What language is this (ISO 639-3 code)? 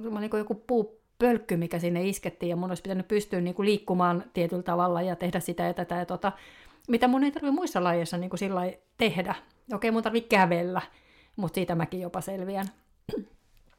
fin